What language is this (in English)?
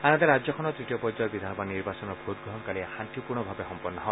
Assamese